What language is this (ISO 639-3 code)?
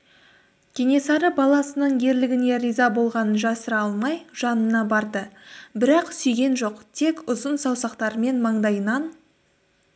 kaz